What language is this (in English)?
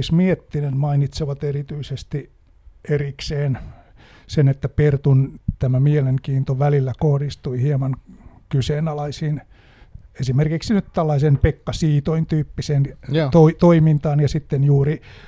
Finnish